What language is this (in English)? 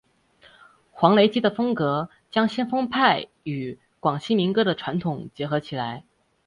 Chinese